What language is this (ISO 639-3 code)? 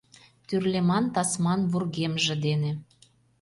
chm